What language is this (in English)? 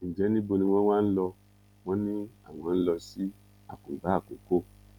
Yoruba